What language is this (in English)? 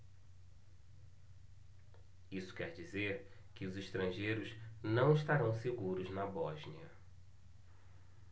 Portuguese